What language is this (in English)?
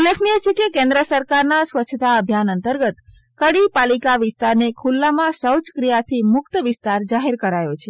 Gujarati